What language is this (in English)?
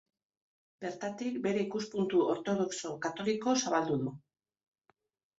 Basque